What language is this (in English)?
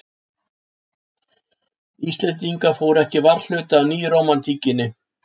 Icelandic